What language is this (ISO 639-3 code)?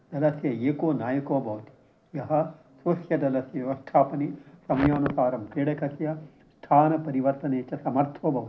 san